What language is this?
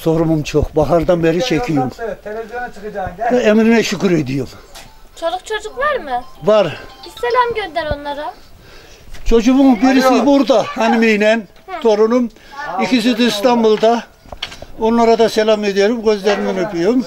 Turkish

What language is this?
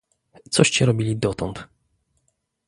Polish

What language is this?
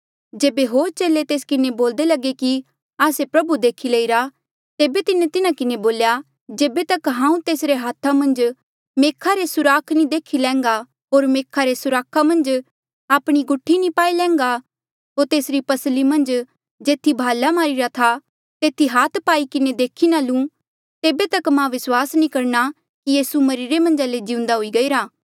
Mandeali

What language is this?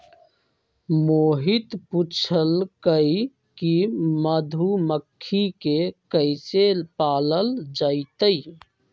Magahi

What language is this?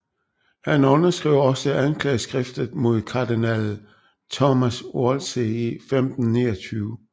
Danish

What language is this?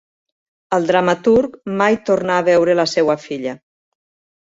Catalan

